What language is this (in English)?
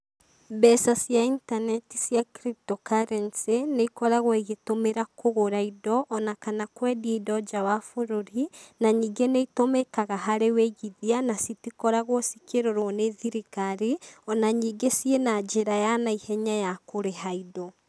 Kikuyu